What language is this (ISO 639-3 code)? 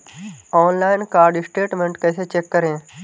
hin